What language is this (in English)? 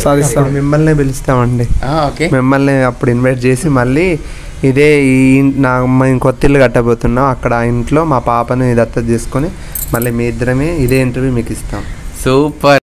Telugu